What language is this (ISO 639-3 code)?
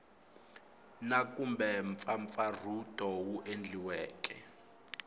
tso